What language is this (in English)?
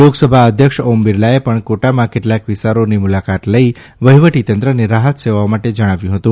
Gujarati